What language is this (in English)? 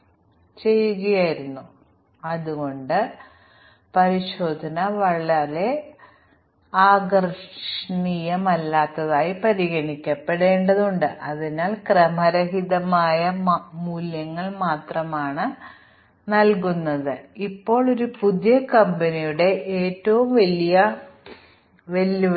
Malayalam